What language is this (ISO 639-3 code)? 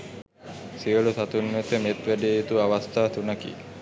sin